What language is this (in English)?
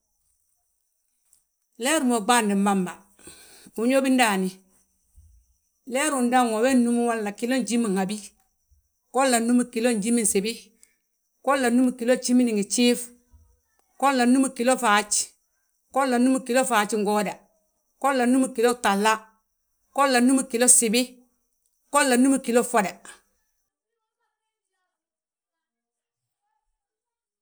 Balanta-Ganja